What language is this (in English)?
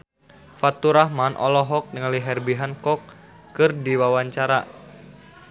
Sundanese